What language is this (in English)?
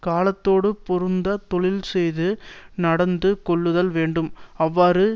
Tamil